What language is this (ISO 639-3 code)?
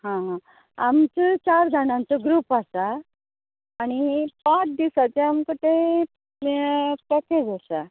kok